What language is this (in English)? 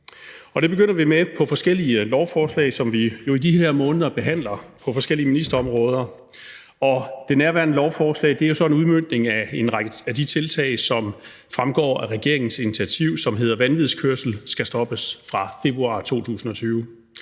Danish